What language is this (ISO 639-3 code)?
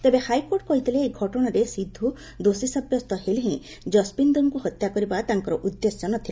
ori